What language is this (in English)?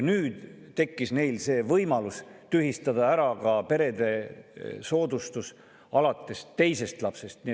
Estonian